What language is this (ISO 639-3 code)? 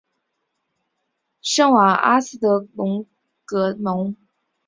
zho